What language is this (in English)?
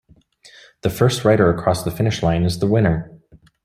English